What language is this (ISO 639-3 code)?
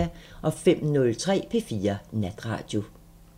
dan